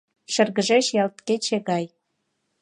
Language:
Mari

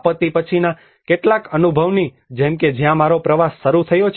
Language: Gujarati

